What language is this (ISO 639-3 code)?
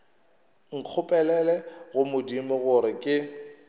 nso